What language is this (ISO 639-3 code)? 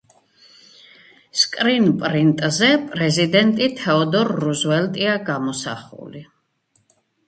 kat